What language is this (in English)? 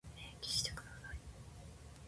Japanese